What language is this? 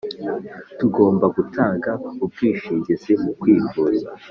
Kinyarwanda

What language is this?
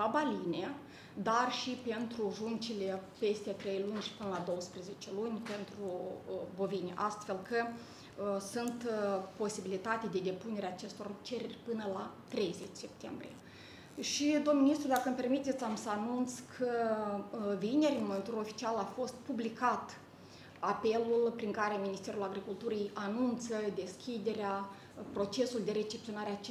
Romanian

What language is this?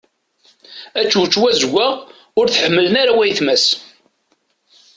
Kabyle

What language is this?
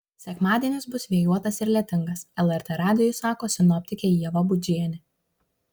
Lithuanian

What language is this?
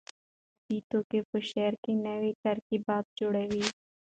Pashto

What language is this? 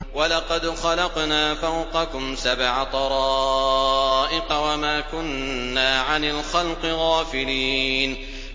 Arabic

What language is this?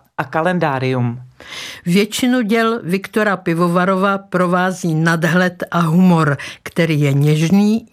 Czech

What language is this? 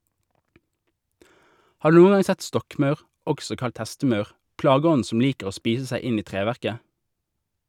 Norwegian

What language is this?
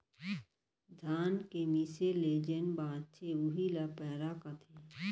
Chhattisgarhi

